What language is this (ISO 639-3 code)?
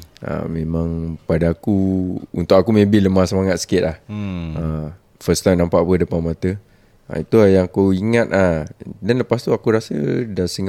msa